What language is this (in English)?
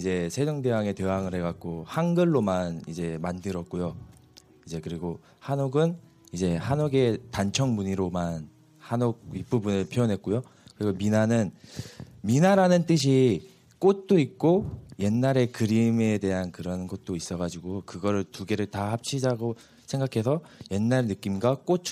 Korean